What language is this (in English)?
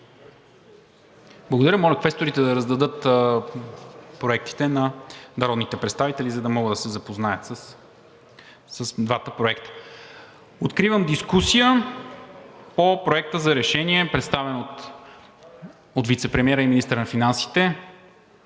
Bulgarian